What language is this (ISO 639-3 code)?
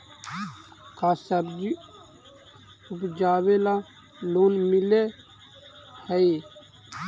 mag